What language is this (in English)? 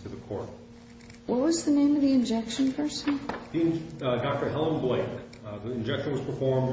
English